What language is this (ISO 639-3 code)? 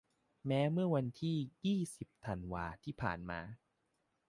tha